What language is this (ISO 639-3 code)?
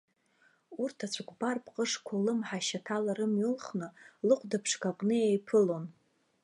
abk